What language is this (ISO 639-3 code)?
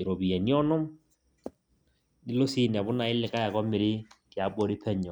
mas